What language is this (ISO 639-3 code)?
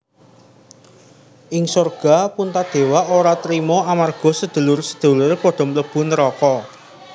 jav